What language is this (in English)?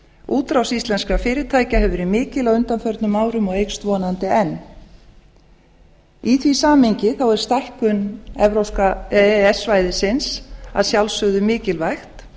Icelandic